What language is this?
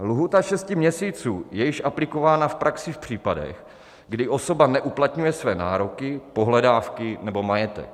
Czech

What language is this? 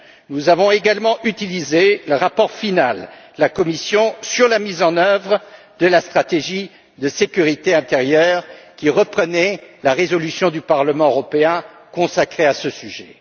French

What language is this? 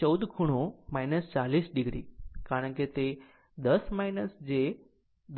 Gujarati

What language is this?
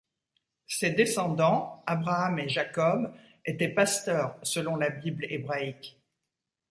French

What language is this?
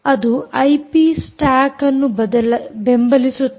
Kannada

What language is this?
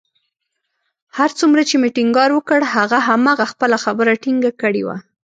Pashto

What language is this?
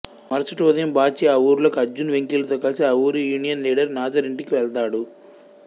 Telugu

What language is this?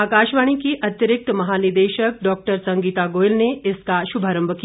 Hindi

